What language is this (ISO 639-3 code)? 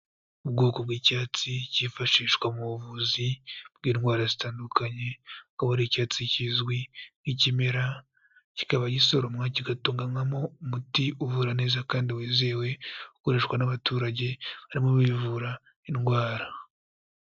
kin